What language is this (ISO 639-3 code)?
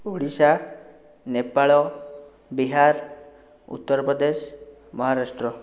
ori